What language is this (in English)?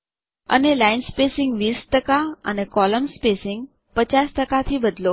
Gujarati